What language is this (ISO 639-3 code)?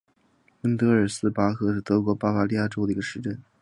zho